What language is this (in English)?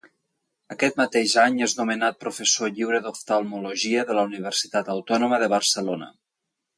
Catalan